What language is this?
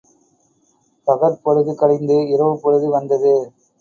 Tamil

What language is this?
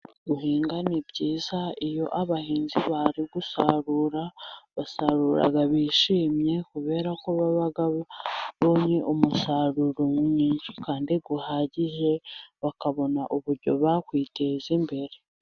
Kinyarwanda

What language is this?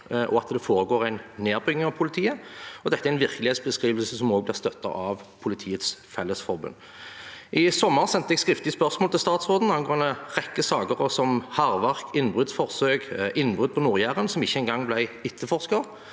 Norwegian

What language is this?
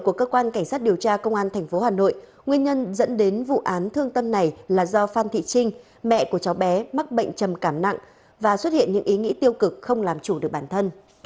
Vietnamese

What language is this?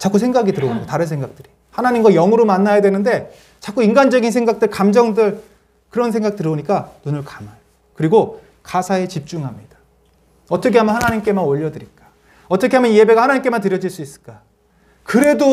Korean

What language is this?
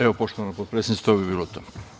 Serbian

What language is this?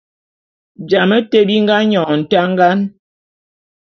Bulu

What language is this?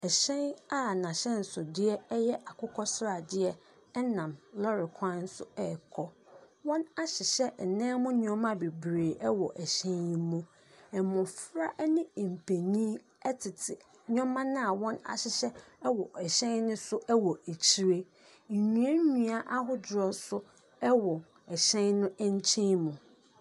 Akan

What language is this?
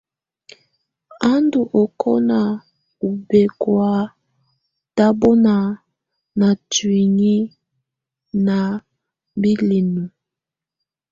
Tunen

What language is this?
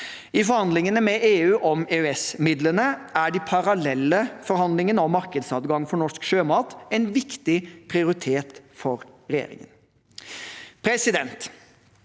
Norwegian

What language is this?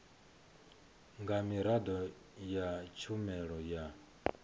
Venda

